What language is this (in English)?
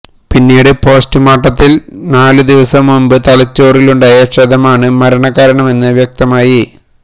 Malayalam